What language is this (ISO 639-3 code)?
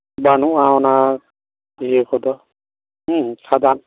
sat